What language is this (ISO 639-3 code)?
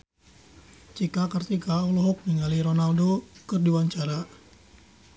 sun